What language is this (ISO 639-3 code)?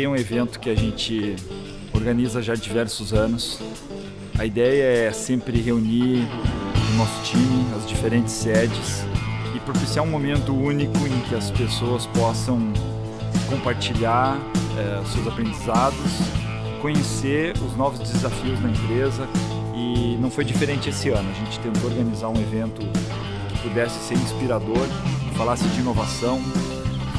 por